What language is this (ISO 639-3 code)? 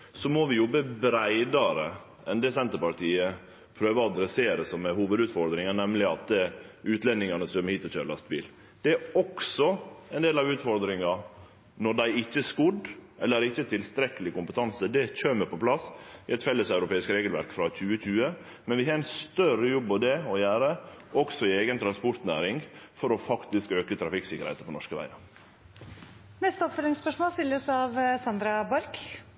nor